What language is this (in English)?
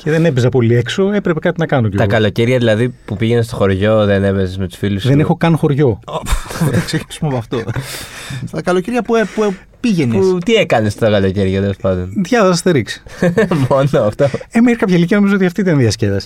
Greek